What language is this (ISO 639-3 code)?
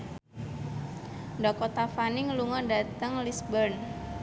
jav